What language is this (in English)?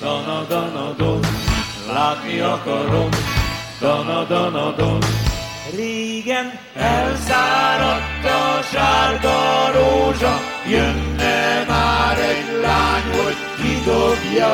Romanian